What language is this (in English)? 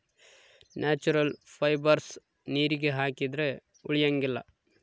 Kannada